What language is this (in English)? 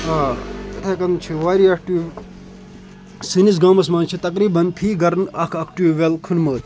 Kashmiri